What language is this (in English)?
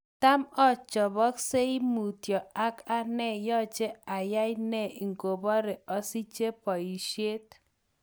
Kalenjin